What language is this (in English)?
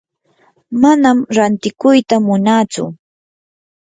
Yanahuanca Pasco Quechua